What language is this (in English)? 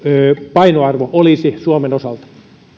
Finnish